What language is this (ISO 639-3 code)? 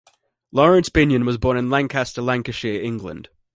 eng